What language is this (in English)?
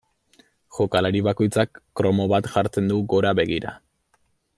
Basque